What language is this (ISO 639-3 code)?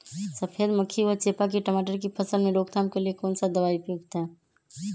mag